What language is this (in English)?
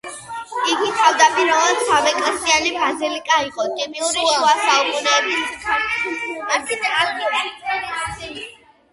Georgian